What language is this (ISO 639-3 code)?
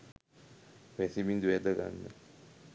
sin